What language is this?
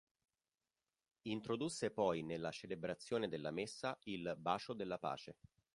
Italian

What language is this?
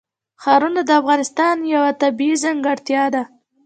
Pashto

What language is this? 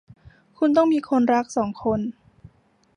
Thai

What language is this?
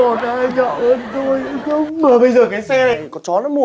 Vietnamese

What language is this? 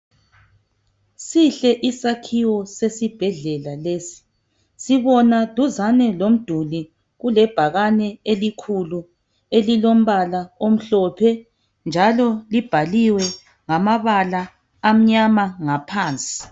North Ndebele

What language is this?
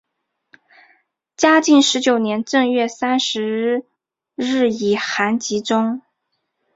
Chinese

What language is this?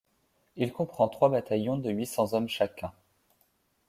French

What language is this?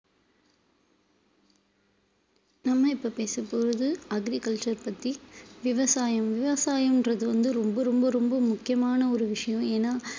Tamil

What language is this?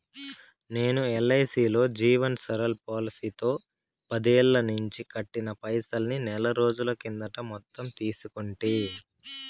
Telugu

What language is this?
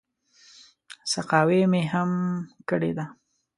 Pashto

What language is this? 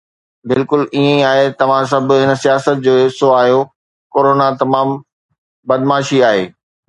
Sindhi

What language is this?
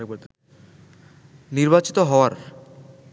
Bangla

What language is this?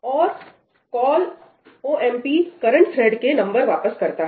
Hindi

